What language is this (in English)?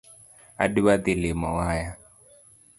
Luo (Kenya and Tanzania)